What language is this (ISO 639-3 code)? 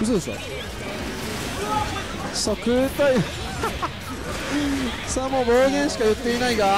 jpn